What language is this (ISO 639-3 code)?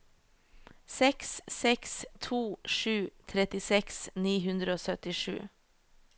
nor